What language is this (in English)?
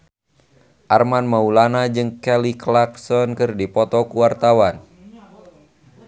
Sundanese